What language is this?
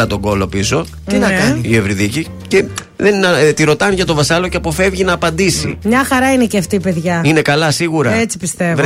Greek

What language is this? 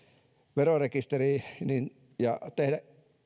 Finnish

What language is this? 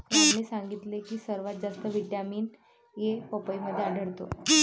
Marathi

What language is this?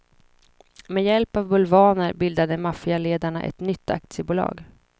Swedish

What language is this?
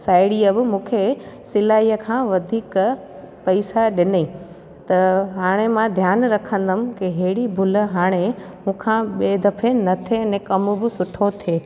Sindhi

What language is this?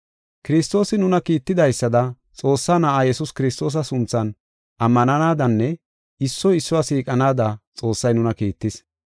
Gofa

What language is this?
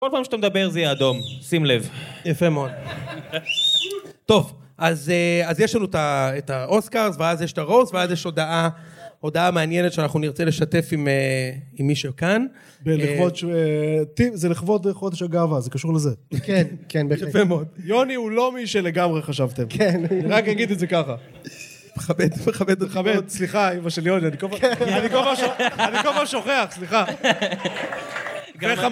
Hebrew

